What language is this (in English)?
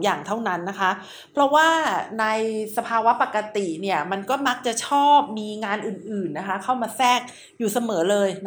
Thai